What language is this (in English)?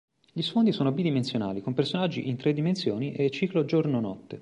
Italian